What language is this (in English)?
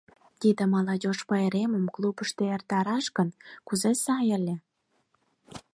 Mari